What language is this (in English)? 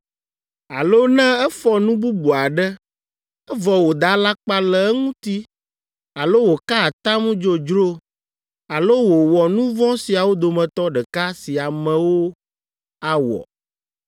Ewe